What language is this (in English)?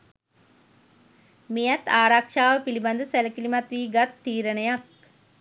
Sinhala